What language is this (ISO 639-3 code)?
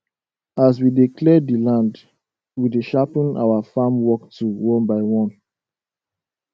pcm